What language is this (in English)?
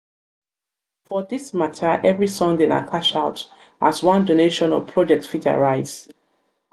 Nigerian Pidgin